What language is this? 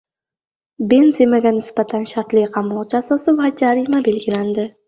Uzbek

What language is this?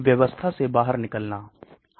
Hindi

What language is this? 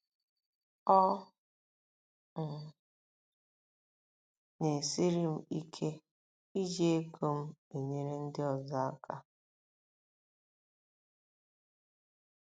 Igbo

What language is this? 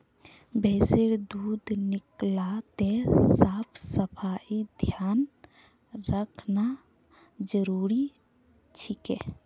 Magahi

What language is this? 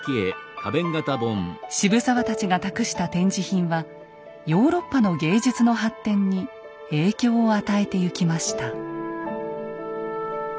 Japanese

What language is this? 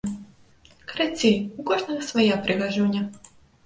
Belarusian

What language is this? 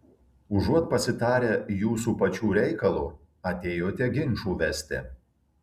Lithuanian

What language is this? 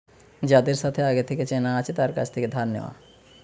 Bangla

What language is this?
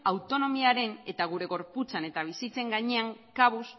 Basque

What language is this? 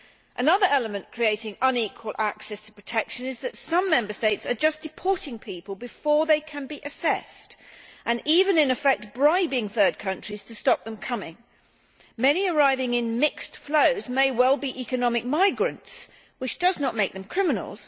English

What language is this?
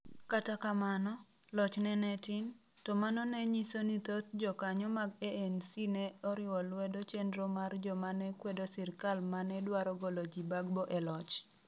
Luo (Kenya and Tanzania)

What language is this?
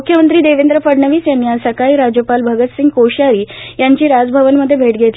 Marathi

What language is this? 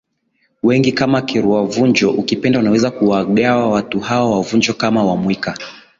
Swahili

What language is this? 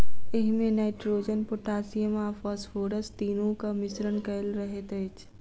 Maithili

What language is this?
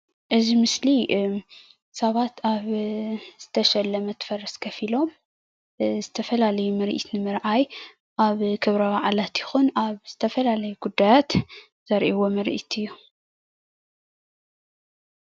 Tigrinya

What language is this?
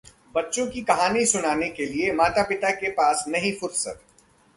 Hindi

